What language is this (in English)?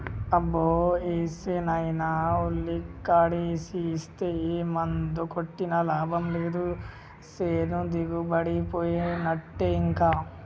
Telugu